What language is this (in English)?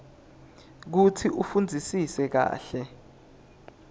Swati